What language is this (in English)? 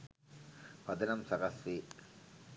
Sinhala